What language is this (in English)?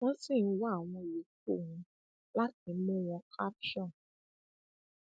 Yoruba